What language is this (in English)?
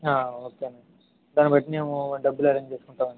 Telugu